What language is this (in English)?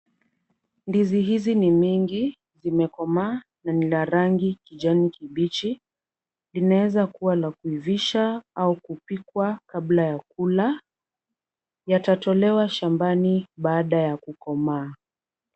Swahili